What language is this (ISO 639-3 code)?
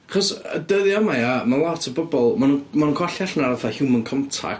cym